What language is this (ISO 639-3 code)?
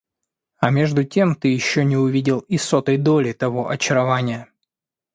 rus